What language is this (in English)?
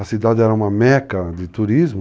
Portuguese